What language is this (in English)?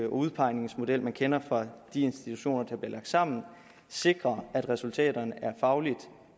Danish